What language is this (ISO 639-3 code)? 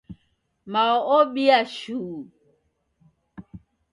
dav